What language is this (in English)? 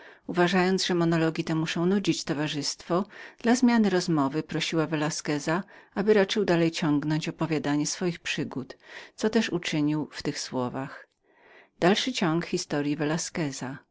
Polish